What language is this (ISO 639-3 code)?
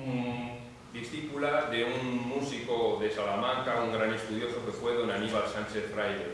spa